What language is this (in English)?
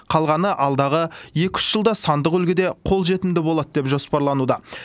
Kazakh